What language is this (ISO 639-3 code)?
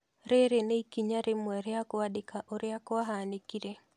kik